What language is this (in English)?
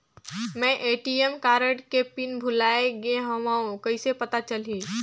Chhattisgarhi